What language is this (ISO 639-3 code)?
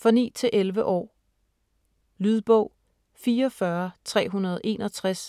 dan